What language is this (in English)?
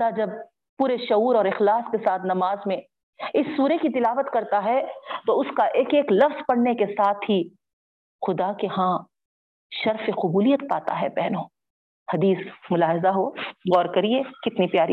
Urdu